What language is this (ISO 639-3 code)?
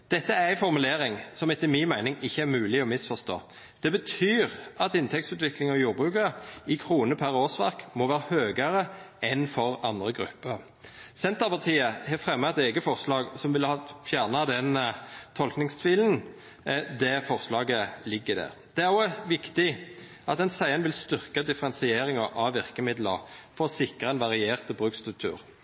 nno